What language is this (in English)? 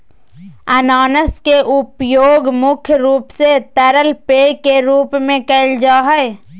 Magahi